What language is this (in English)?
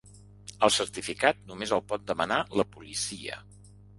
Catalan